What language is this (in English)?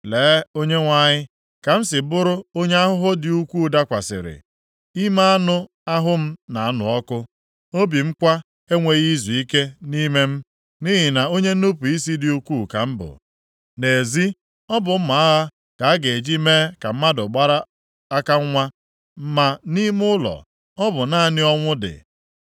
Igbo